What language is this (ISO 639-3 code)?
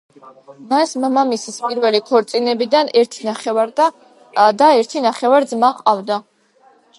kat